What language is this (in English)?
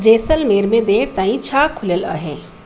Sindhi